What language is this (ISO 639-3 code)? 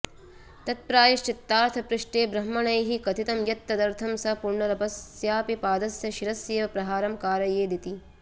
san